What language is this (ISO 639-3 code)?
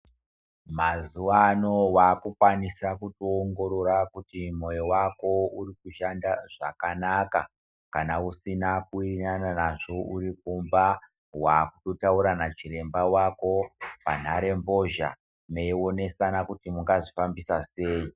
ndc